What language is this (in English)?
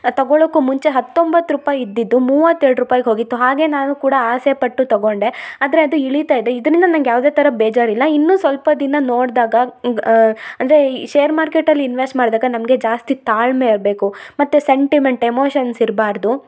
Kannada